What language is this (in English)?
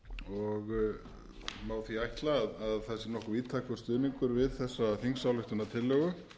Icelandic